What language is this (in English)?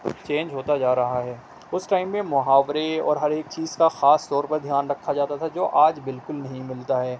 Urdu